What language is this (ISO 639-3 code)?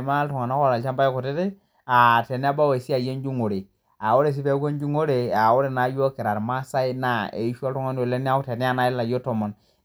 mas